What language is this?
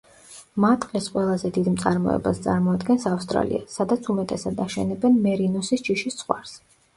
Georgian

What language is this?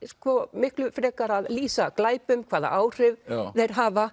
Icelandic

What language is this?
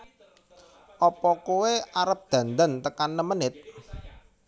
Javanese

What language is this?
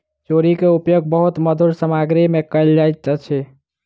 Maithili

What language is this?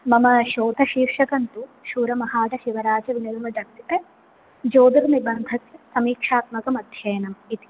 Sanskrit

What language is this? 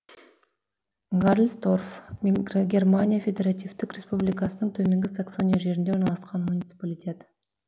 Kazakh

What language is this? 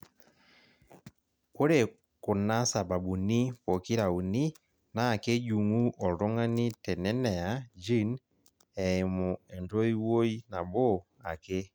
Masai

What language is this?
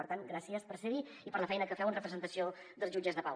Catalan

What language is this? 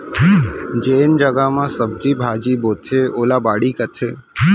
Chhattisgarhi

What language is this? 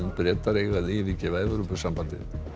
Icelandic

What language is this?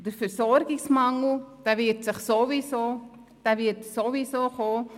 Swiss German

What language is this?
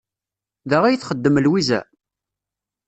Kabyle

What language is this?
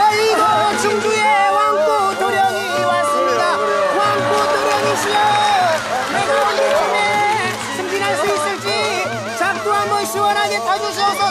Korean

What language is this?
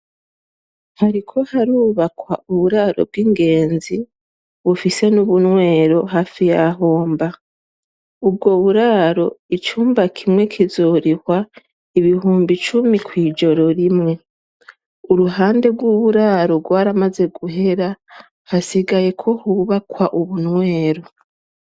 Rundi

